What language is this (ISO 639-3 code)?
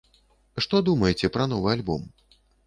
bel